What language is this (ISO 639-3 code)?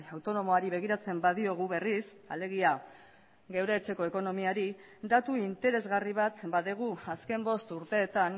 eus